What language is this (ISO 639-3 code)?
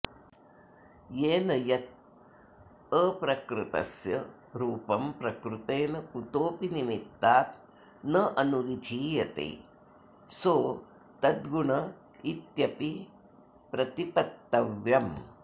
san